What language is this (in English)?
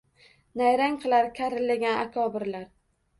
Uzbek